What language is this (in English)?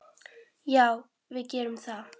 Icelandic